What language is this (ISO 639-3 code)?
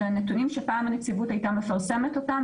heb